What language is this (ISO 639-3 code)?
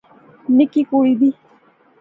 phr